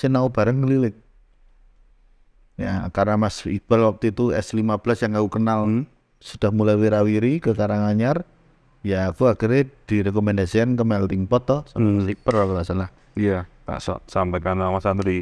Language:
Indonesian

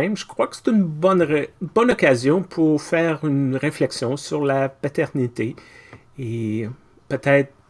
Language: French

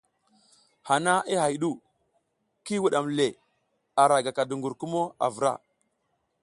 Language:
South Giziga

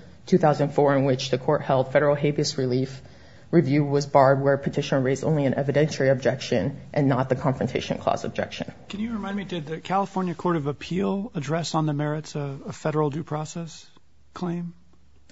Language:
English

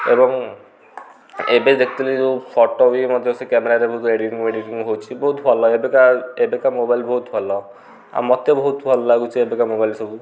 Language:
Odia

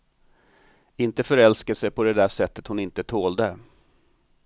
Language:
Swedish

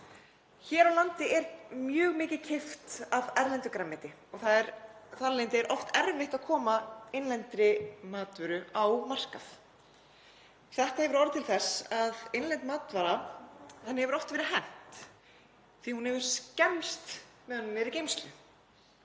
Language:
Icelandic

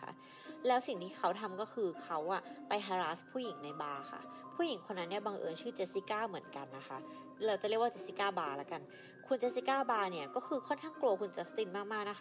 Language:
Thai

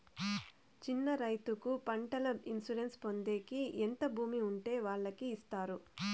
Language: Telugu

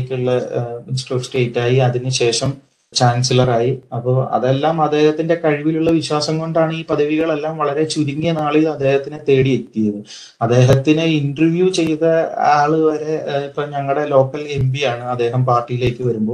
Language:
Malayalam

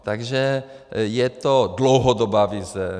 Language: Czech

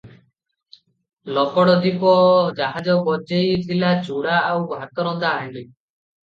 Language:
Odia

